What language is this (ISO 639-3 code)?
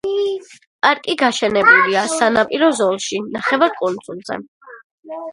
kat